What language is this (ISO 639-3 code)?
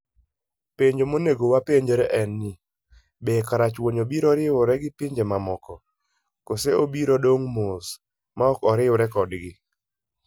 luo